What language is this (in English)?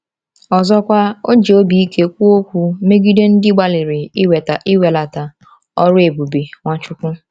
Igbo